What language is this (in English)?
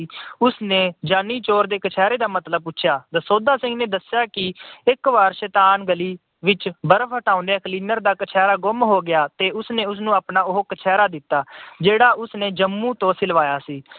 Punjabi